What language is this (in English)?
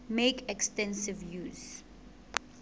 Southern Sotho